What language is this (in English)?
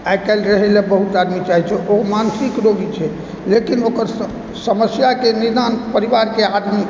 Maithili